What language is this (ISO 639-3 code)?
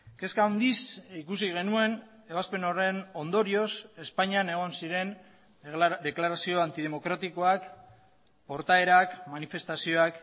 eus